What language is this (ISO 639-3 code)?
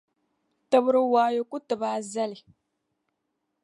dag